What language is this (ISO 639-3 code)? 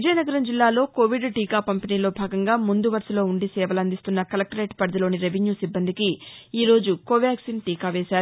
tel